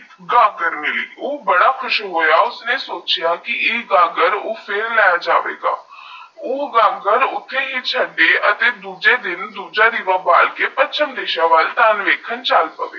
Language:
Punjabi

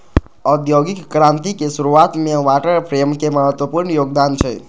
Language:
Maithili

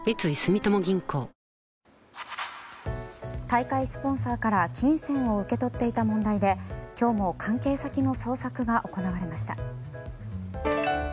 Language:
Japanese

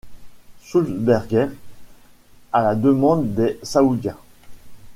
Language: French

